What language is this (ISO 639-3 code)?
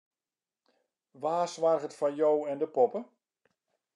fry